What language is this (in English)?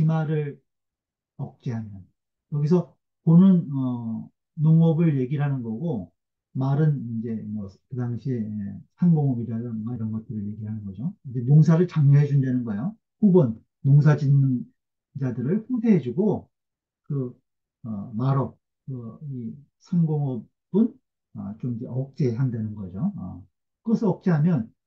Korean